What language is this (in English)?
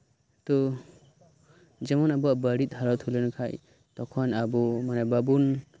Santali